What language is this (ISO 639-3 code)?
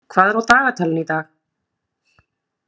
isl